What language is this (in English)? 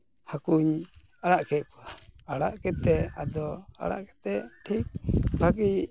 Santali